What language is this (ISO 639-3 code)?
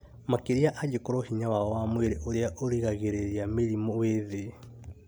kik